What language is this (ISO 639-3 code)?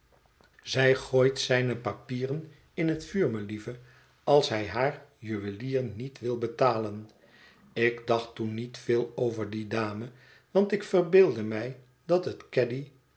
nld